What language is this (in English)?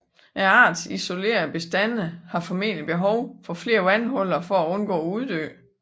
Danish